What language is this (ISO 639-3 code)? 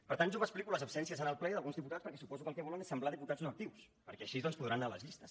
cat